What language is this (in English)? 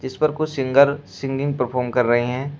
Hindi